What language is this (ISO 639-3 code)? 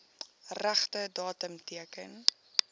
afr